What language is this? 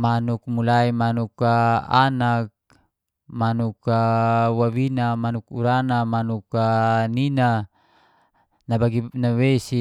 Geser-Gorom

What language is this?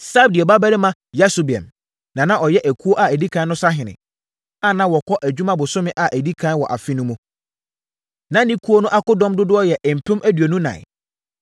Akan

